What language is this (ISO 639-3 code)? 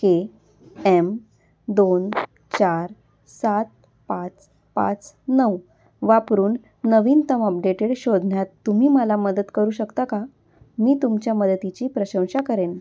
mar